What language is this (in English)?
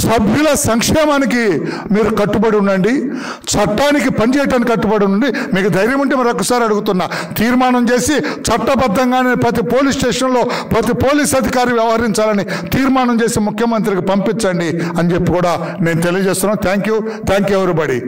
Telugu